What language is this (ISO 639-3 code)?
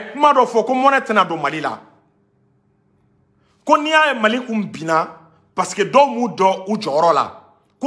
fra